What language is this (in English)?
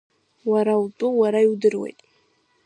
Abkhazian